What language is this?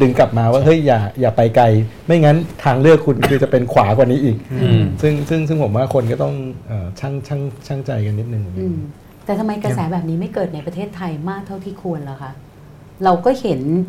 Thai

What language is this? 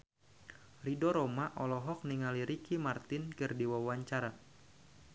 Sundanese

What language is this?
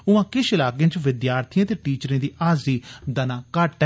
Dogri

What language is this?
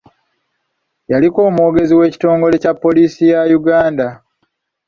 Ganda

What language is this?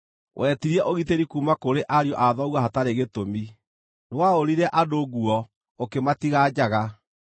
Kikuyu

